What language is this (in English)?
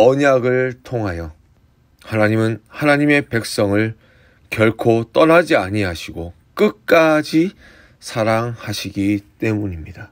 Korean